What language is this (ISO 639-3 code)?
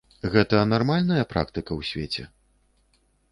bel